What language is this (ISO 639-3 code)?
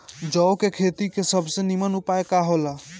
bho